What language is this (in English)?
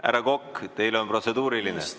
Estonian